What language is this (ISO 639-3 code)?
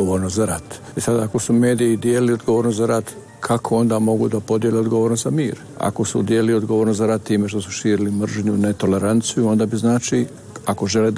hrv